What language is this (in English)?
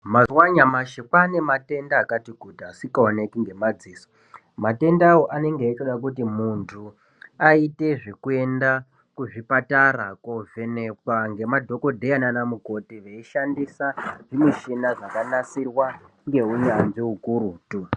Ndau